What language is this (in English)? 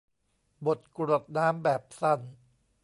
Thai